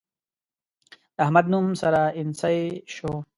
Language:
Pashto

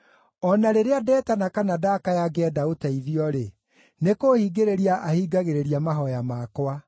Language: Kikuyu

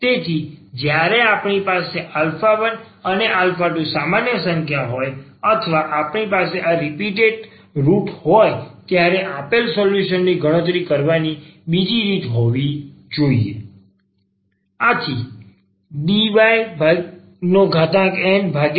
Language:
Gujarati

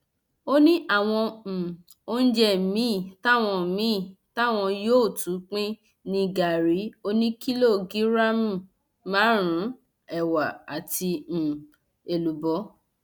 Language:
Yoruba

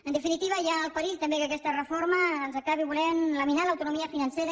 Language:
Catalan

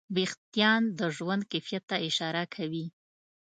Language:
Pashto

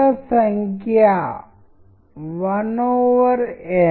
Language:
Telugu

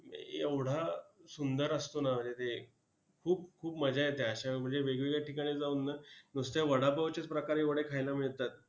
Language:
Marathi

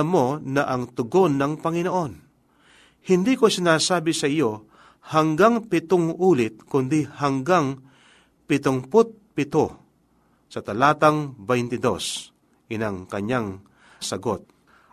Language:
Filipino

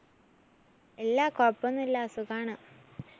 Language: Malayalam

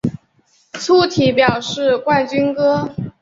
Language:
Chinese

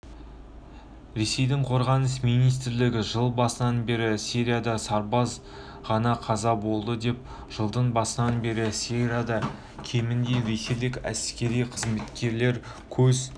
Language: Kazakh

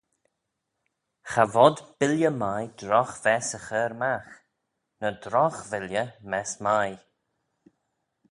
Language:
Manx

